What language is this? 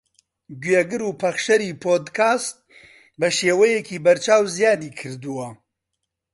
Central Kurdish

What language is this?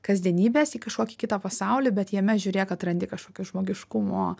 Lithuanian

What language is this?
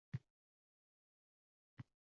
Uzbek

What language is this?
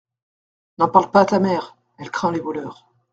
French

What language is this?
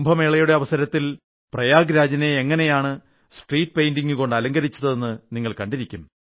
Malayalam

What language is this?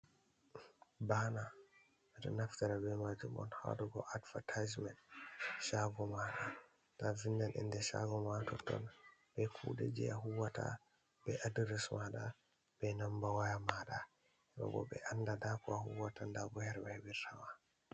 Fula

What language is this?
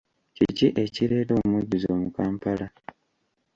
Ganda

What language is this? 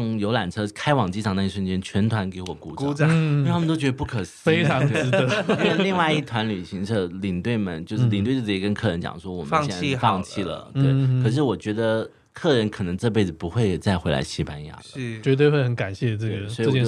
Chinese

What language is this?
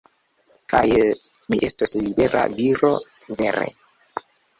Esperanto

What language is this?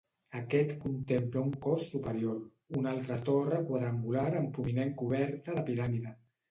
Catalan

